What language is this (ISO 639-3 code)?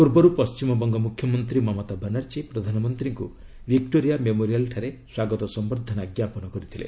ori